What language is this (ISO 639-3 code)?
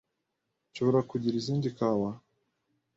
kin